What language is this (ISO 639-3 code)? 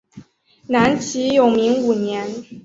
zho